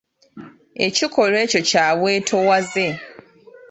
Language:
Ganda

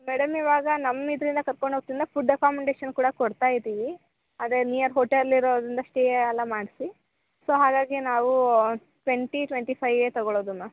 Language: Kannada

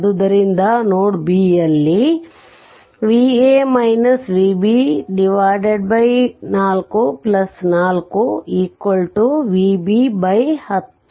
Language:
Kannada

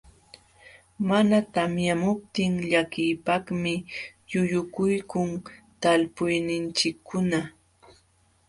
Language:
Jauja Wanca Quechua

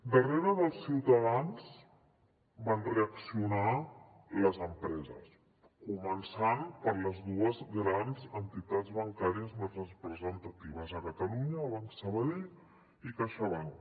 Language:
Catalan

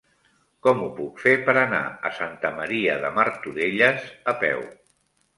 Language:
Catalan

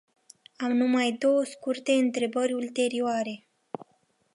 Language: Romanian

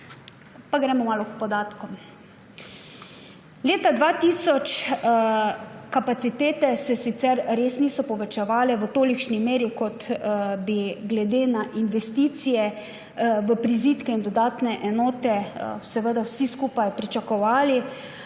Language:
Slovenian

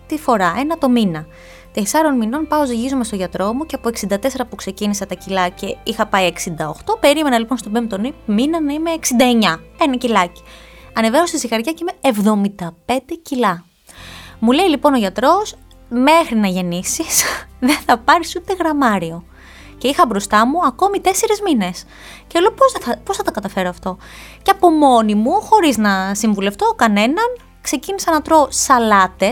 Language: Greek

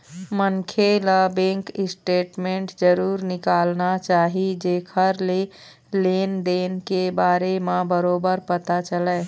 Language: Chhattisgarhi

